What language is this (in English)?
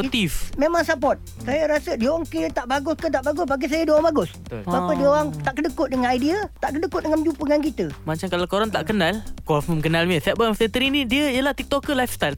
Malay